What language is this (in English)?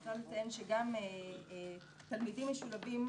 Hebrew